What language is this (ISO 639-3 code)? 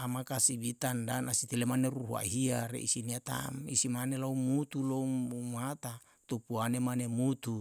jal